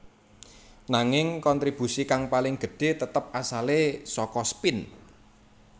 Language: Javanese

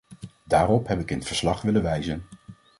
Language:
Dutch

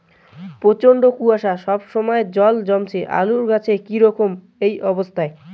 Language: Bangla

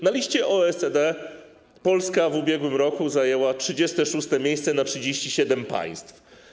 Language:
Polish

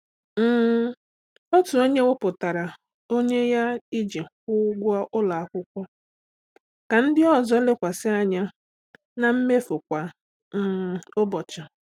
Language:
Igbo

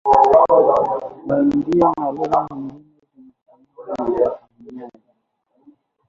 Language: Swahili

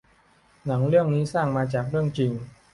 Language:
Thai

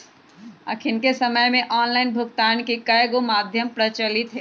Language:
Magahi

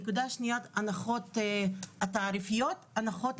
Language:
Hebrew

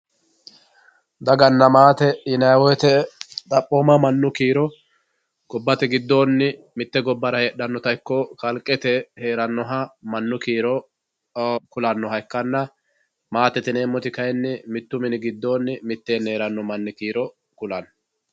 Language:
Sidamo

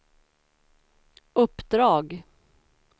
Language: Swedish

